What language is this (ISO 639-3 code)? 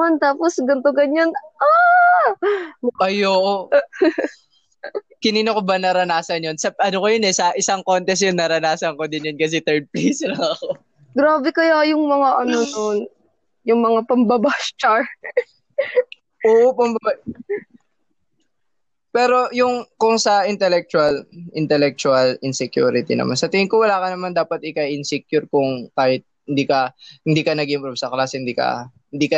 fil